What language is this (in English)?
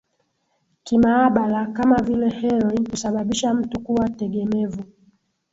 Swahili